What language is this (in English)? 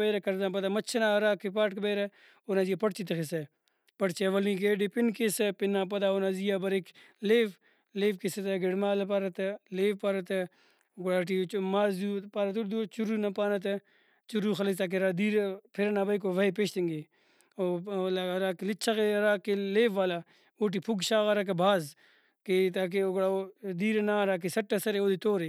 Brahui